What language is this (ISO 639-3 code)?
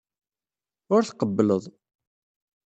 kab